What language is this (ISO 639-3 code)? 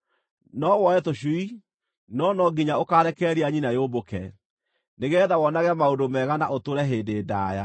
kik